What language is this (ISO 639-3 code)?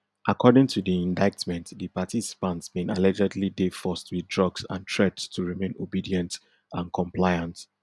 pcm